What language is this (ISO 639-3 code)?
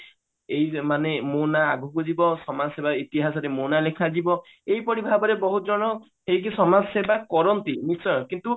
ori